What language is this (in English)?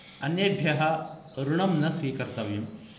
Sanskrit